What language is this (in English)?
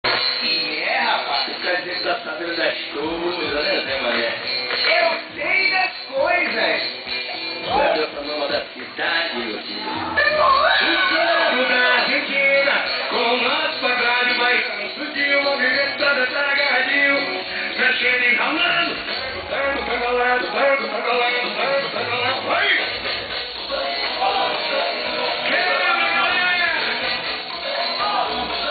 Indonesian